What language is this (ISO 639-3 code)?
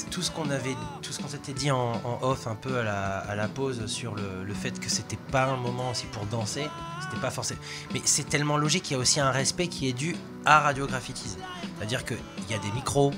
fra